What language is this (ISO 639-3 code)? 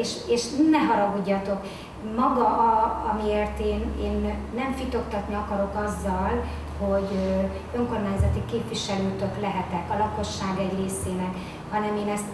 hun